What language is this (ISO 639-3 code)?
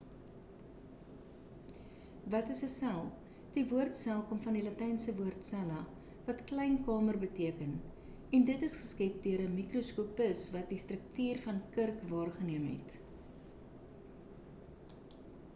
afr